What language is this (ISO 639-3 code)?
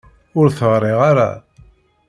kab